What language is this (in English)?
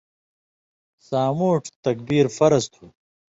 Indus Kohistani